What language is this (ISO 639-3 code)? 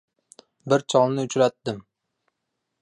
uzb